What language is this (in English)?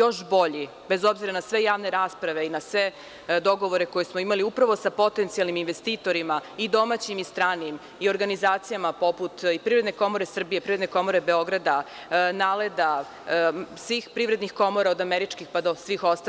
Serbian